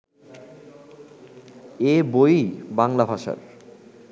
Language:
Bangla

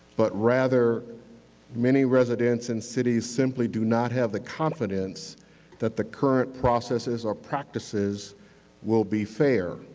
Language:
English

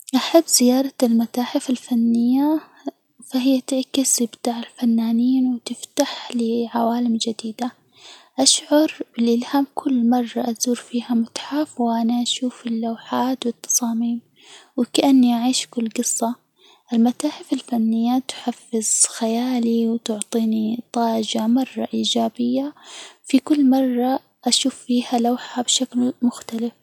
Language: Hijazi Arabic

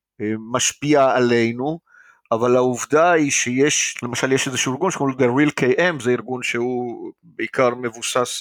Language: Hebrew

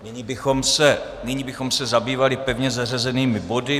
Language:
Czech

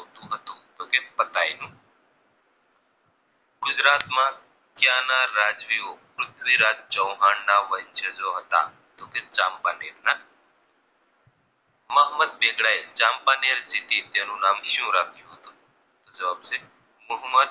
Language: Gujarati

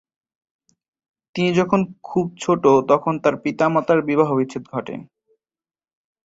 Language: Bangla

